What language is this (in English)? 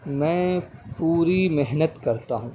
Urdu